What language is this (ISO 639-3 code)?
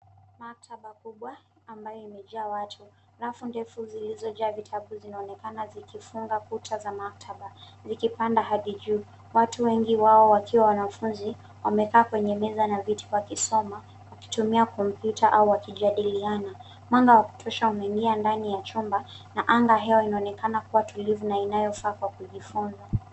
swa